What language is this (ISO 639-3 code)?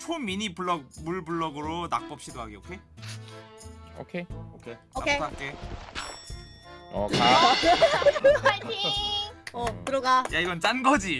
kor